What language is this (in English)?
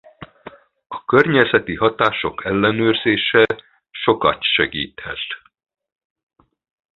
Hungarian